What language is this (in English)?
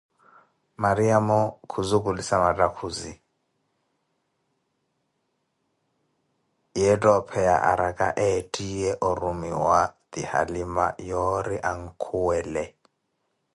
Koti